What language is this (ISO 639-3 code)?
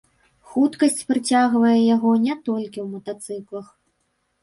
bel